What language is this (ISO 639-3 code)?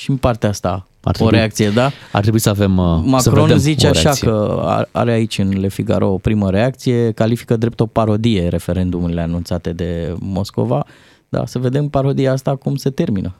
ron